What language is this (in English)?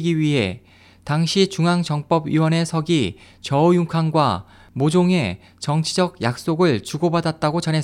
Korean